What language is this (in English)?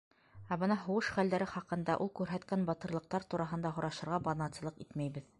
Bashkir